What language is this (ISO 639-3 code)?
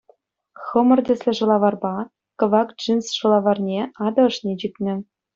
chv